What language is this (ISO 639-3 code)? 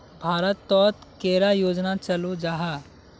mag